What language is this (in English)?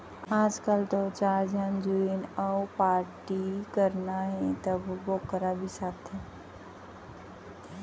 Chhattisgarhi